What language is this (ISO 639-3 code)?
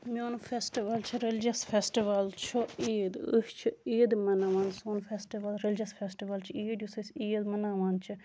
kas